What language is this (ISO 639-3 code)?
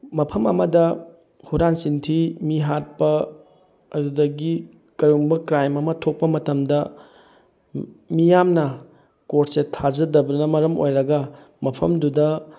mni